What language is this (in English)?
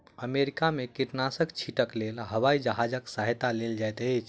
Maithili